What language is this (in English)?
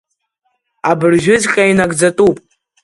Abkhazian